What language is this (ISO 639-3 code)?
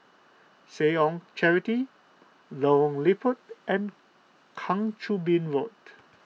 eng